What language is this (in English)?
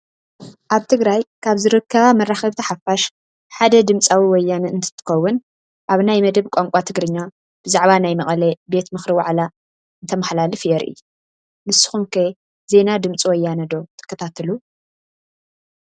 Tigrinya